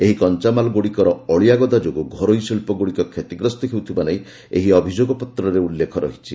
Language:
Odia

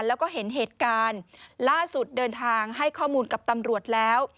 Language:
Thai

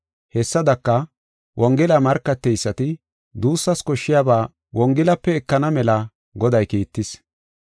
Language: Gofa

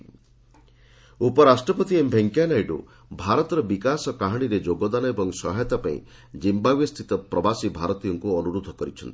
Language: Odia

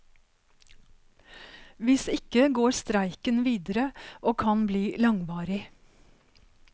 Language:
Norwegian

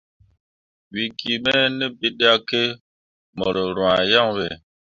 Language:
Mundang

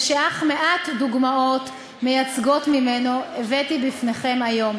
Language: Hebrew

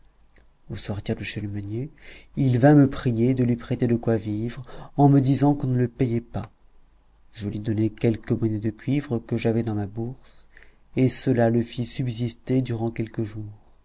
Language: French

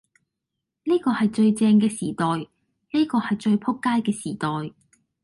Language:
Cantonese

